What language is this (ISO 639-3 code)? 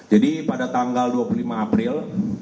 ind